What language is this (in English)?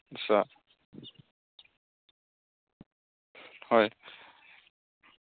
Assamese